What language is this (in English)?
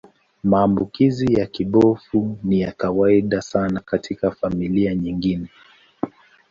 Swahili